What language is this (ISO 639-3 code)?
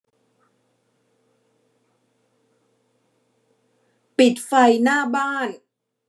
tha